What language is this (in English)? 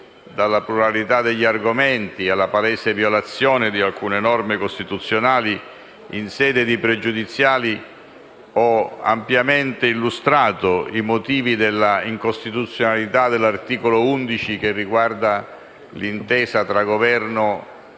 Italian